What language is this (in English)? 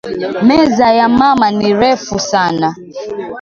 Swahili